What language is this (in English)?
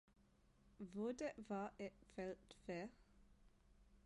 Danish